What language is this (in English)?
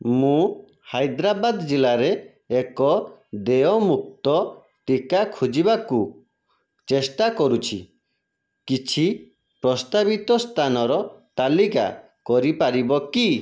Odia